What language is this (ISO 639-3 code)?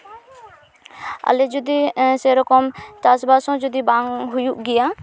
sat